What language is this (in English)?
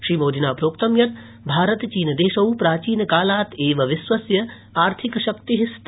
Sanskrit